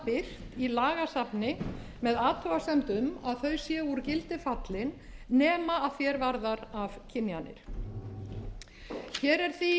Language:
Icelandic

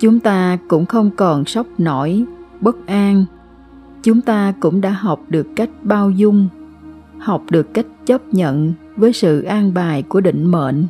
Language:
Vietnamese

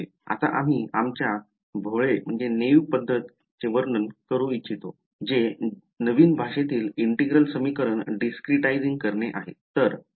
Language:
Marathi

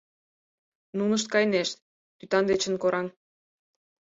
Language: Mari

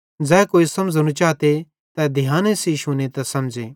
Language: Bhadrawahi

